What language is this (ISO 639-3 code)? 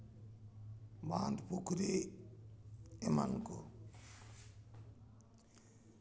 sat